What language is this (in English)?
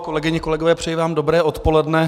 Czech